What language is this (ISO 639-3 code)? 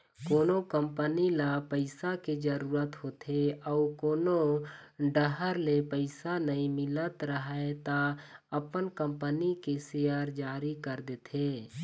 hne